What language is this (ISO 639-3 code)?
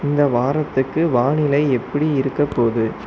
tam